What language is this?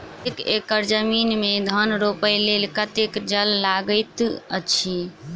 Maithili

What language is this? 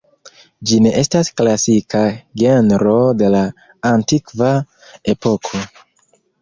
Esperanto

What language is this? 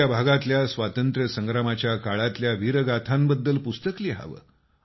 Marathi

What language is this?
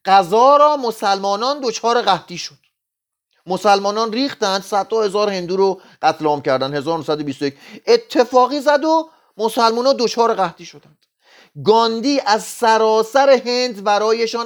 Persian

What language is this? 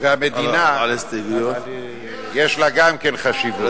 Hebrew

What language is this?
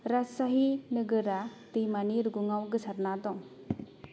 Bodo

